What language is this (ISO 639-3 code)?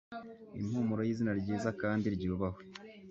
kin